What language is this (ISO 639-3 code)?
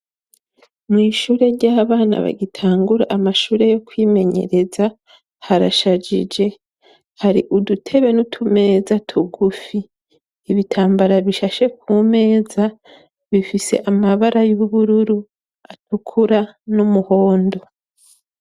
run